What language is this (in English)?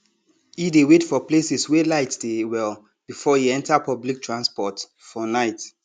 Nigerian Pidgin